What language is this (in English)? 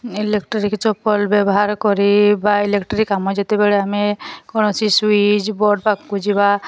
Odia